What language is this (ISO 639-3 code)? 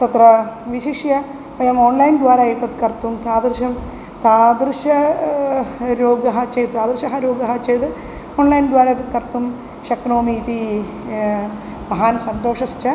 san